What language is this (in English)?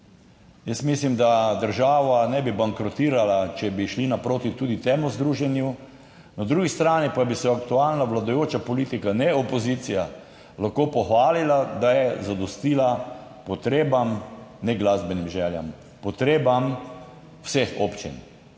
Slovenian